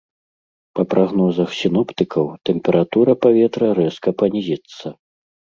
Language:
Belarusian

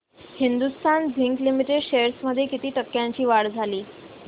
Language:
Marathi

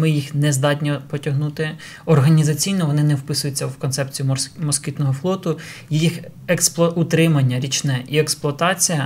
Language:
Ukrainian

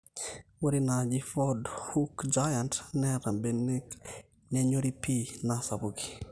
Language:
Masai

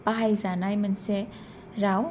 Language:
Bodo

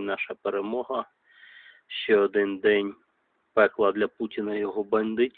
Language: Ukrainian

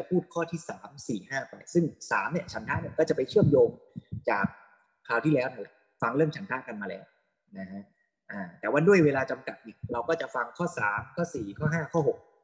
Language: Thai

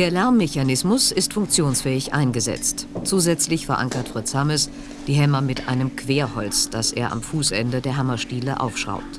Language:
German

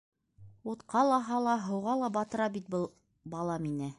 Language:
Bashkir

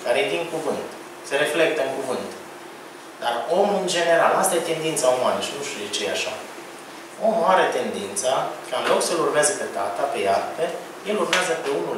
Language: Romanian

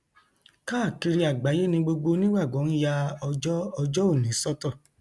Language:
Yoruba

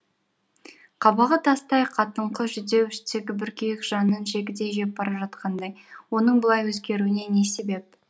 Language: Kazakh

